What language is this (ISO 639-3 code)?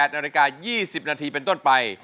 tha